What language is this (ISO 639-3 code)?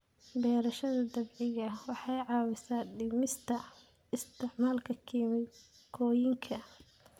som